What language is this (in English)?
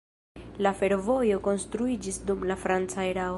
Esperanto